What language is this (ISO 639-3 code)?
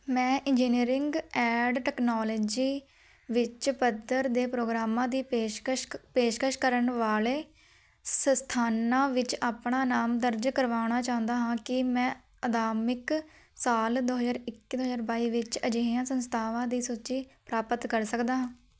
pan